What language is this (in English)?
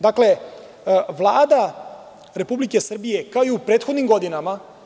Serbian